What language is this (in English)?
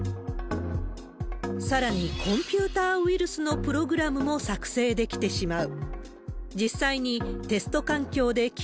Japanese